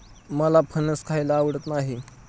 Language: Marathi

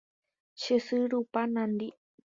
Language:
Guarani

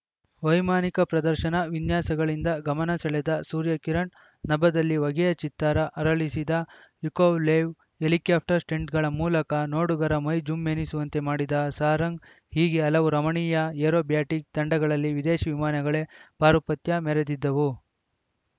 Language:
Kannada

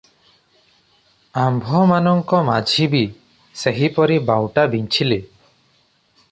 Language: Odia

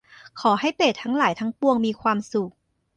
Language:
Thai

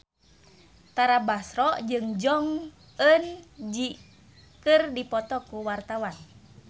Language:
Sundanese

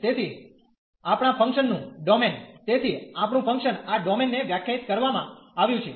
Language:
Gujarati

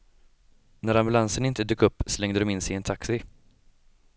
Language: Swedish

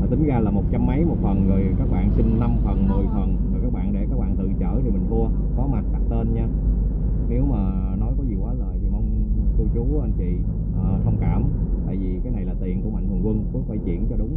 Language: Vietnamese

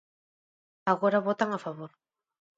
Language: Galician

